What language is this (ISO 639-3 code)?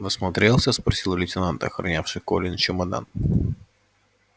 rus